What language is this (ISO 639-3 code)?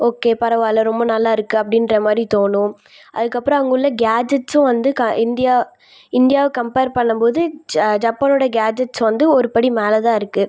tam